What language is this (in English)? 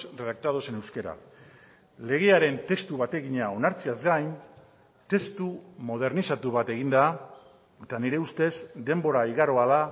Basque